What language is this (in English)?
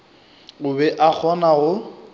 Northern Sotho